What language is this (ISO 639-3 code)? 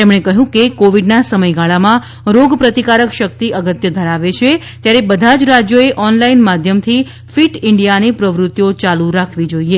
guj